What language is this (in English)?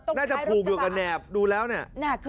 Thai